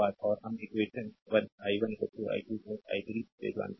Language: Hindi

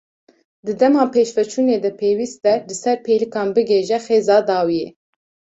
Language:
Kurdish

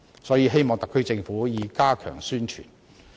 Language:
Cantonese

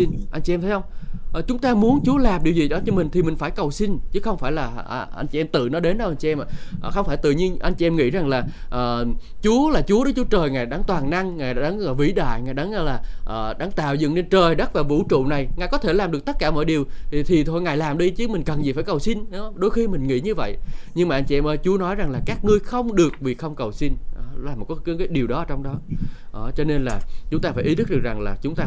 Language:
Vietnamese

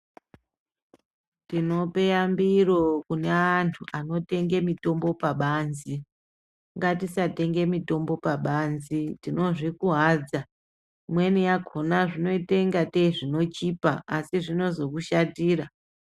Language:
Ndau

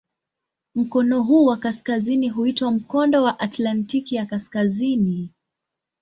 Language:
Swahili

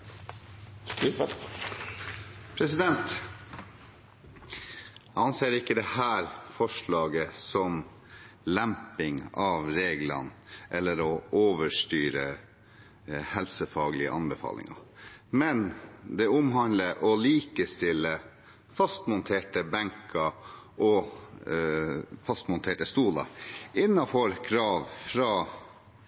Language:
Norwegian Bokmål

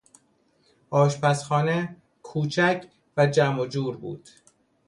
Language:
Persian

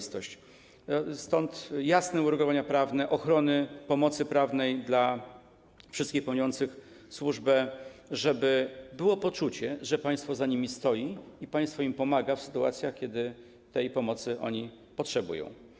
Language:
Polish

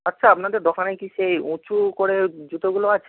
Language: Bangla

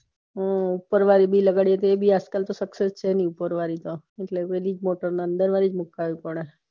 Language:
Gujarati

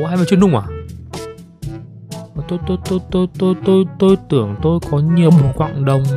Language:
Vietnamese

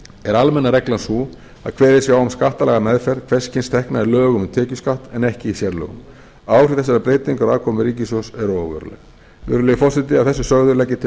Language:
Icelandic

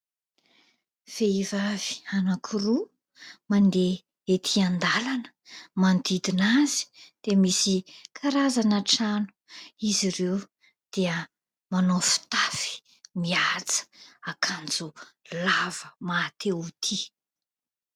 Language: Malagasy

